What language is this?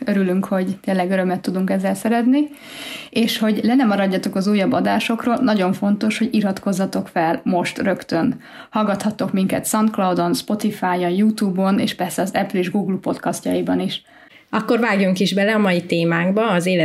Hungarian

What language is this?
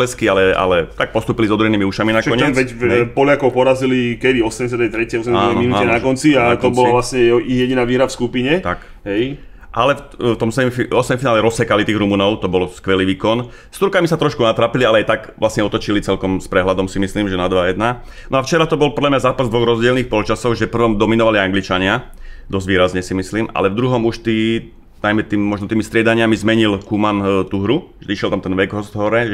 Slovak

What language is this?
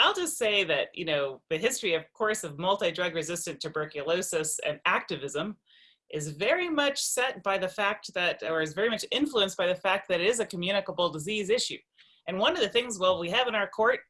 English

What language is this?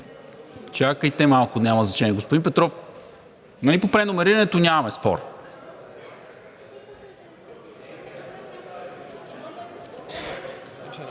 Bulgarian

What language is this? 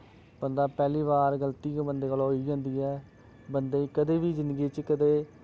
Dogri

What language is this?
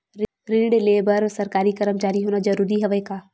Chhattisgarhi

